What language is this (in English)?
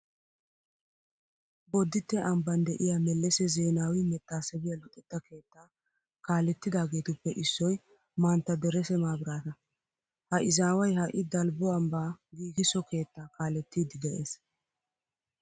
Wolaytta